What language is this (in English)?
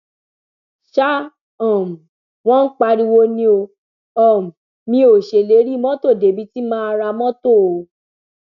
Yoruba